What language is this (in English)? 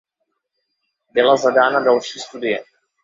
Czech